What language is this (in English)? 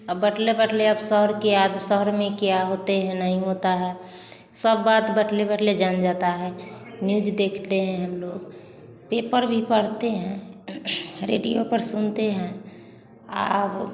Hindi